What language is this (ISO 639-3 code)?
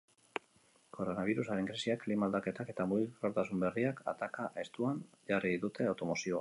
eus